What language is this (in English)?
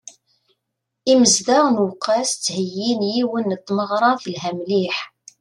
Kabyle